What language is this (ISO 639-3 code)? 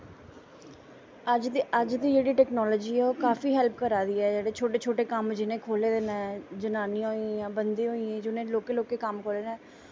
doi